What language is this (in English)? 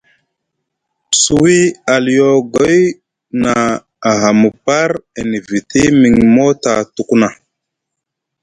Musgu